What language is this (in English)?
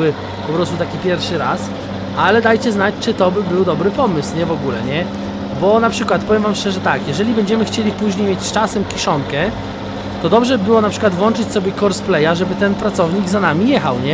Polish